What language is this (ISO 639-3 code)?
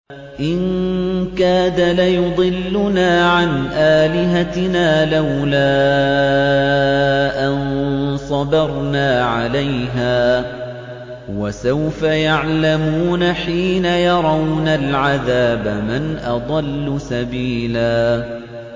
ara